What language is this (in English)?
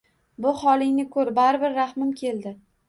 Uzbek